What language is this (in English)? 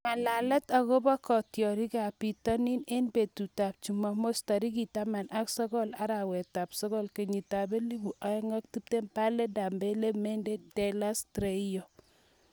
Kalenjin